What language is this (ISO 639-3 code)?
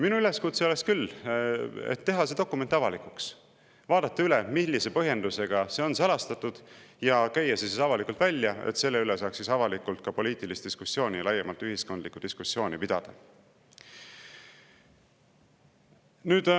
est